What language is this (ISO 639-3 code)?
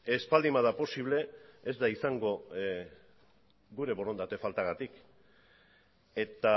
eus